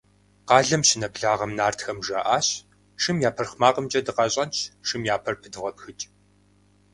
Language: Kabardian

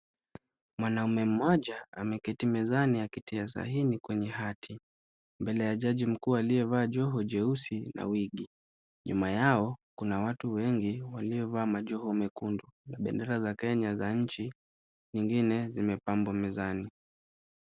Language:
Swahili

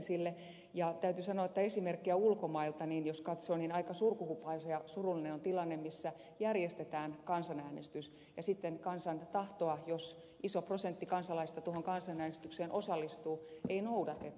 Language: Finnish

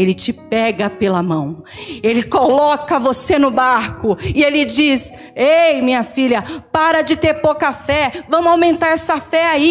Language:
Portuguese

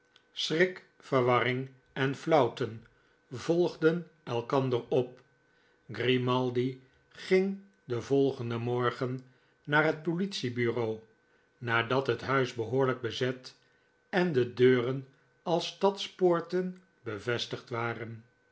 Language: Dutch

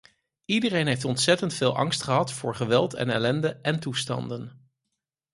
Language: Dutch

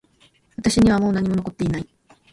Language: Japanese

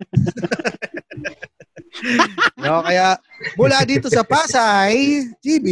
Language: Filipino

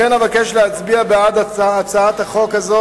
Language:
Hebrew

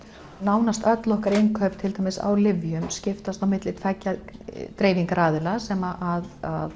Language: Icelandic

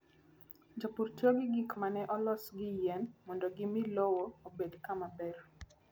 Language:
Luo (Kenya and Tanzania)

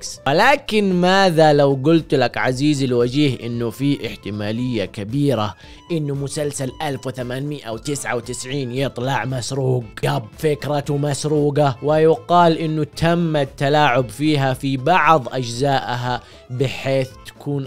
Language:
Arabic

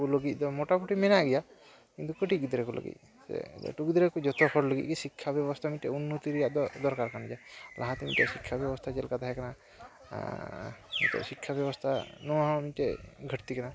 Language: Santali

